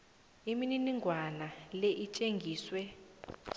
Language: South Ndebele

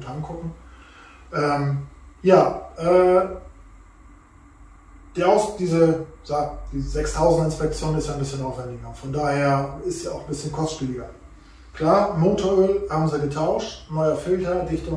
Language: German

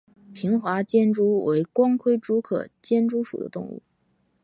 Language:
Chinese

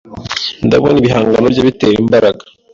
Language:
Kinyarwanda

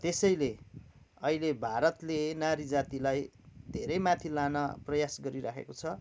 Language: Nepali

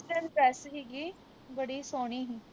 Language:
Punjabi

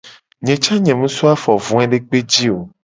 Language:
Gen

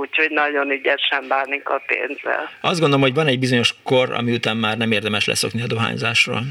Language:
Hungarian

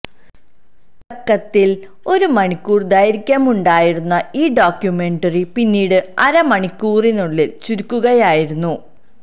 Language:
Malayalam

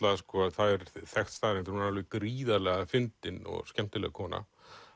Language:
Icelandic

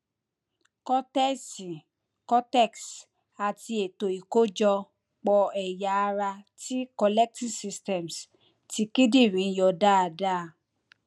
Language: Yoruba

